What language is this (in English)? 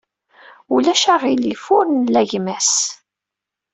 Kabyle